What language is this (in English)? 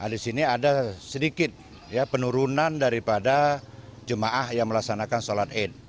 Indonesian